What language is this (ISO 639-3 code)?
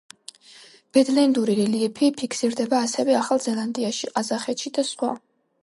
kat